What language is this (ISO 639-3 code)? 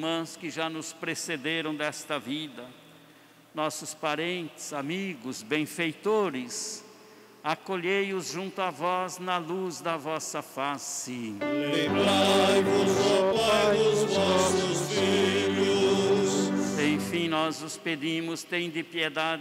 por